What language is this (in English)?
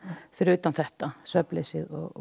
Icelandic